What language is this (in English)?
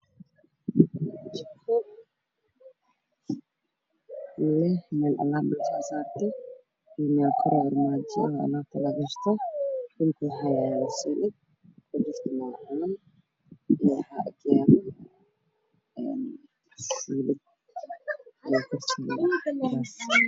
Somali